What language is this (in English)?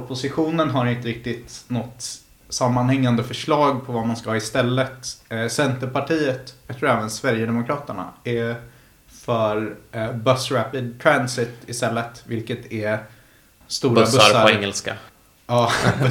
Swedish